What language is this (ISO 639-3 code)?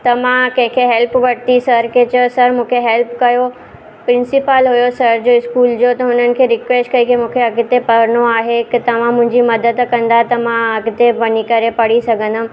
snd